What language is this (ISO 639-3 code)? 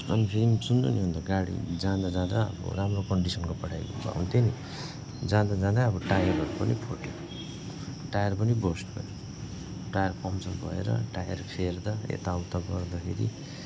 nep